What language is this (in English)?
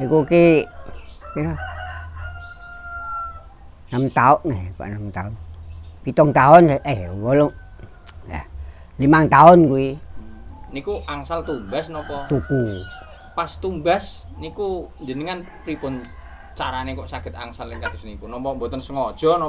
Indonesian